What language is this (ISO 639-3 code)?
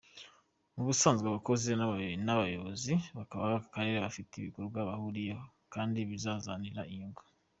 kin